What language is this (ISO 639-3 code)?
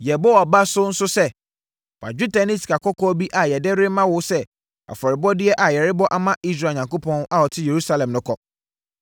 aka